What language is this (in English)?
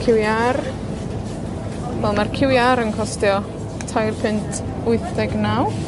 Welsh